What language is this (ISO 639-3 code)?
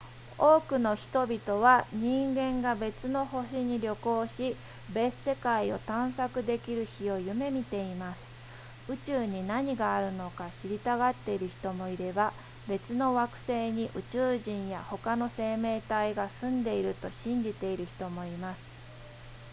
jpn